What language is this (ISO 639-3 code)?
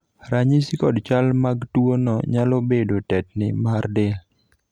luo